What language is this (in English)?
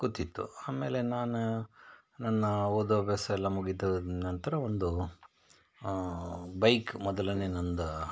Kannada